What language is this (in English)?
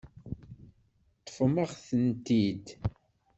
Kabyle